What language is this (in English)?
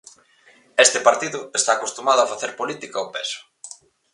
Galician